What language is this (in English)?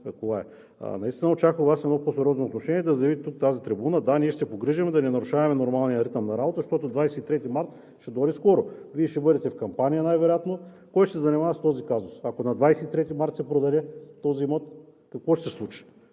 Bulgarian